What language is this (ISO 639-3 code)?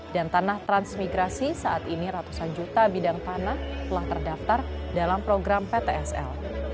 ind